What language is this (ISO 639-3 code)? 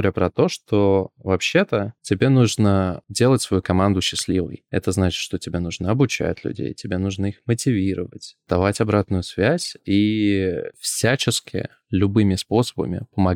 rus